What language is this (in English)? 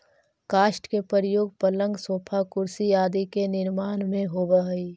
Magahi